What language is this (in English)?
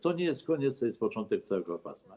Polish